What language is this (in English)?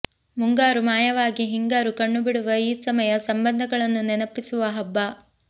Kannada